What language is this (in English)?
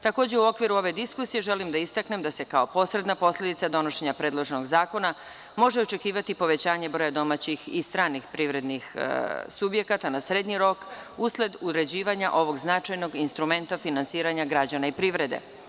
Serbian